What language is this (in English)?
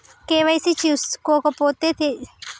Telugu